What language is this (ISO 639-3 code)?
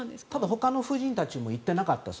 jpn